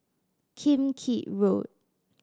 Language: English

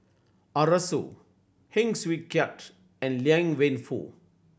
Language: English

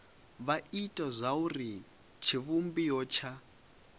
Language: Venda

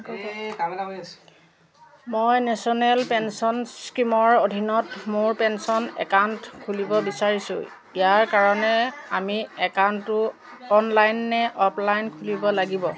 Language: Assamese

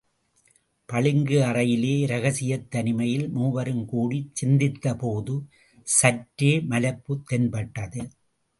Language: Tamil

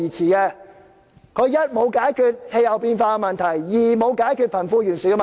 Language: Cantonese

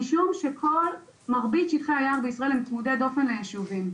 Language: Hebrew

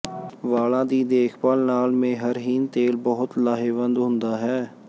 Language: Punjabi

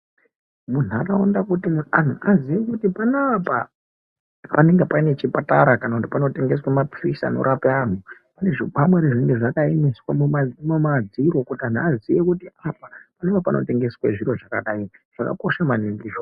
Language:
Ndau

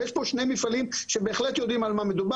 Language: Hebrew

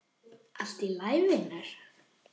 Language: Icelandic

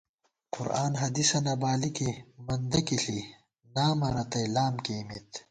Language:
Gawar-Bati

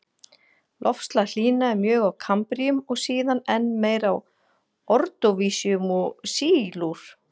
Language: Icelandic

